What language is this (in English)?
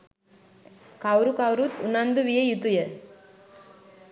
Sinhala